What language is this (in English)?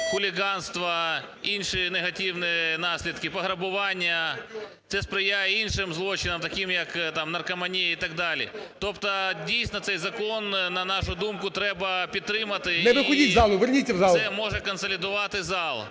Ukrainian